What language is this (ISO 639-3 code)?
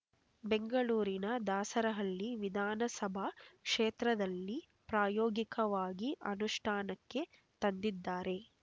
kan